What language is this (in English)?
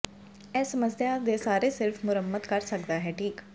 Punjabi